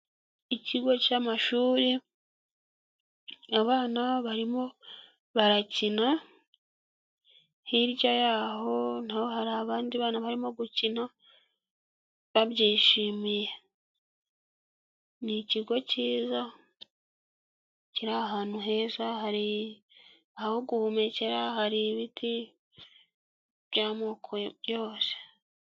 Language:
Kinyarwanda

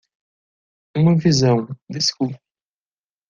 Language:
Portuguese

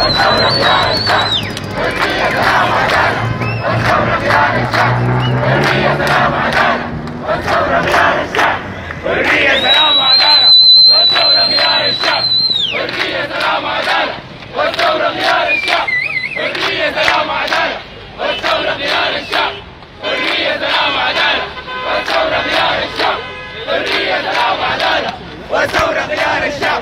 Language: Arabic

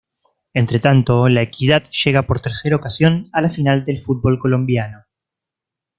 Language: Spanish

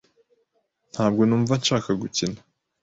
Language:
Kinyarwanda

